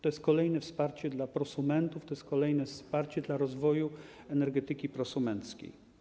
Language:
Polish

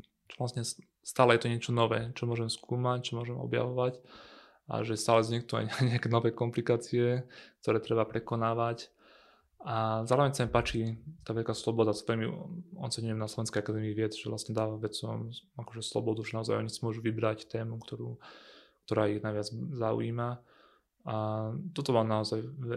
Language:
Slovak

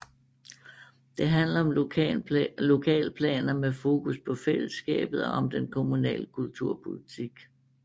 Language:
Danish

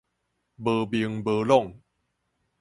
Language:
Min Nan Chinese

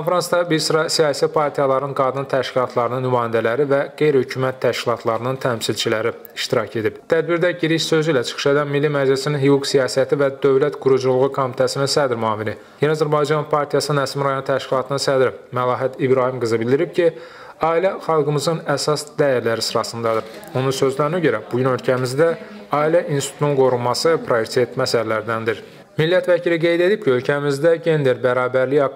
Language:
Turkish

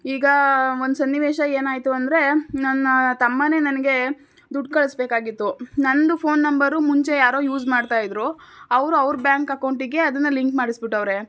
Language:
Kannada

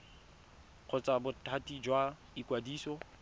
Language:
Tswana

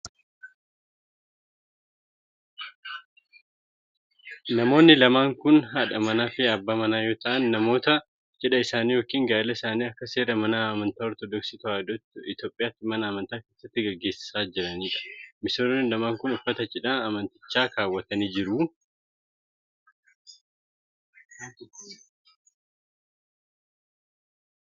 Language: Oromo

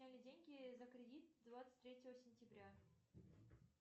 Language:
Russian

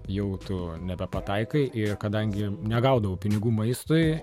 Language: Lithuanian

